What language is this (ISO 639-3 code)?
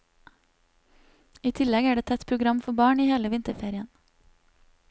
nor